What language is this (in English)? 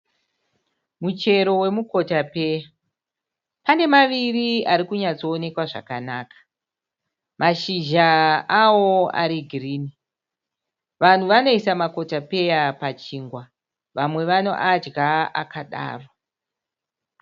Shona